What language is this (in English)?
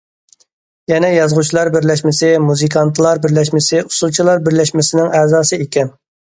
Uyghur